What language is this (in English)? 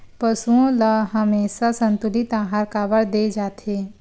Chhattisgarhi